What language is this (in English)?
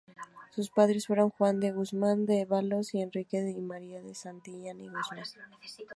Spanish